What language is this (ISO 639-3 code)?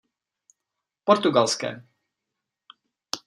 ces